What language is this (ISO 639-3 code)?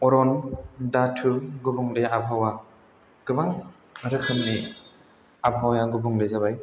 brx